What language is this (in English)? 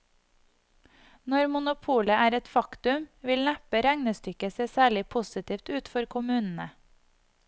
Norwegian